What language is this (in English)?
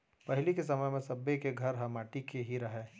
Chhattisgarhi